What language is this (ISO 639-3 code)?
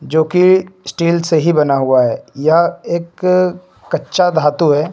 hin